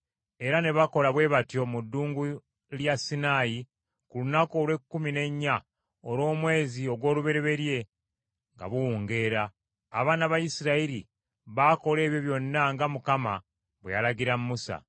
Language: Ganda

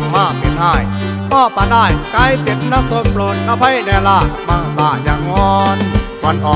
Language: Thai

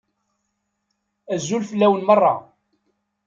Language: Kabyle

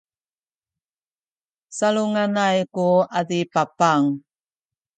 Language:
Sakizaya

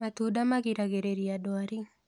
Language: Kikuyu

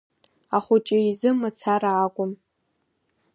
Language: Abkhazian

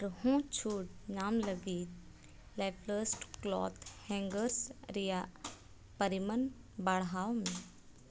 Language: Santali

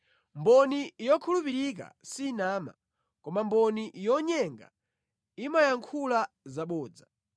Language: Nyanja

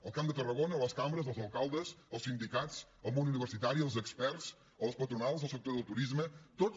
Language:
Catalan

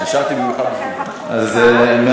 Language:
Hebrew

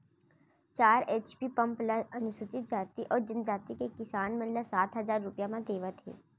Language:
Chhattisgarhi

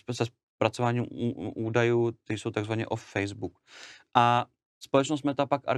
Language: Czech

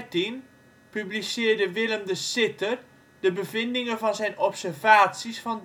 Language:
Dutch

